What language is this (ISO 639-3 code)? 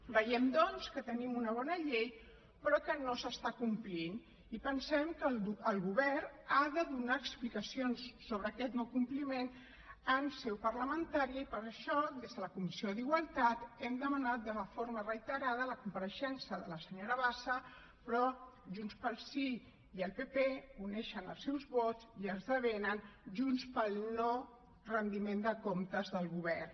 cat